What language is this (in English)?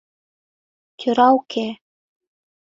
Mari